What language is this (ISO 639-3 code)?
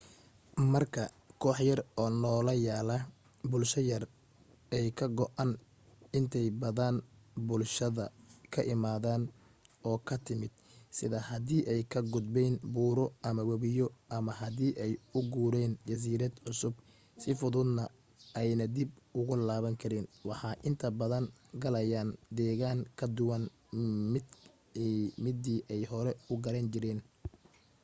som